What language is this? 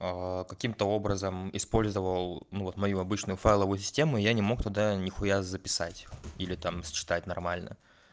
Russian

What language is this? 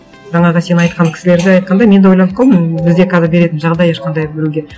Kazakh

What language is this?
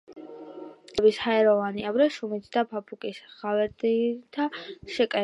Georgian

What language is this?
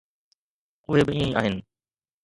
Sindhi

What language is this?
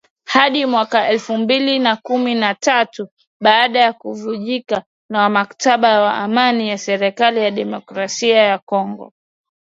Swahili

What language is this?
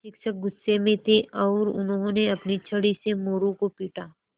Hindi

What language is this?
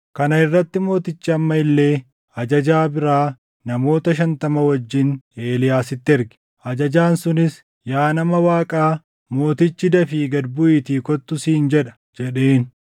Oromo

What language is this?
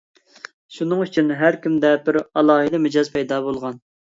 Uyghur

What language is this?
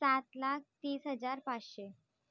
Marathi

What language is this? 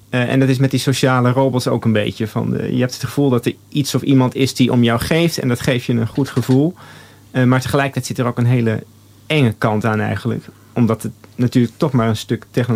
Dutch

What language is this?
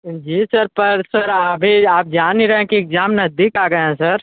Hindi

